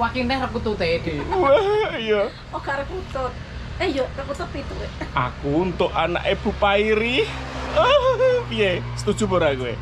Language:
Indonesian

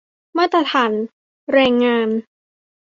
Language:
Thai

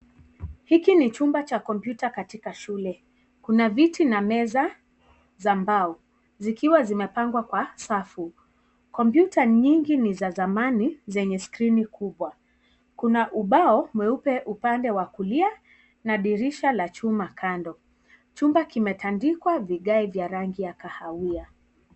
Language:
Swahili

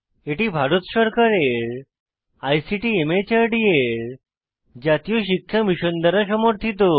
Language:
Bangla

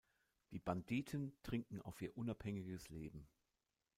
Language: German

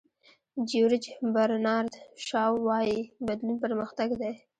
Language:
Pashto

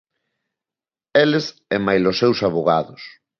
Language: Galician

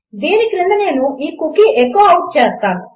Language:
Telugu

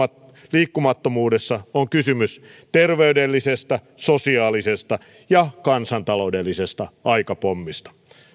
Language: Finnish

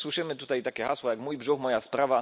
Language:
Polish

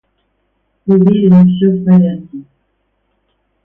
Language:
Russian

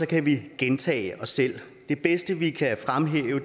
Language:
Danish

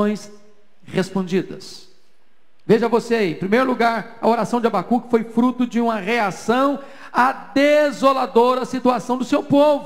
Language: Portuguese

